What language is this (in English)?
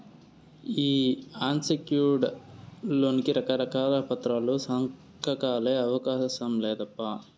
Telugu